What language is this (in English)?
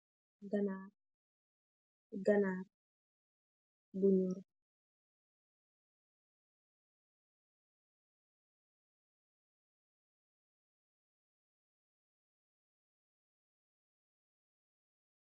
Wolof